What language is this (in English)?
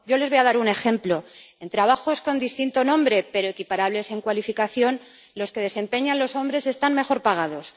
Spanish